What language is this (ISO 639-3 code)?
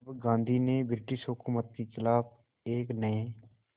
hin